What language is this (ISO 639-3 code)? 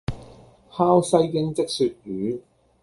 yue